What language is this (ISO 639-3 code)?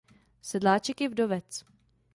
ces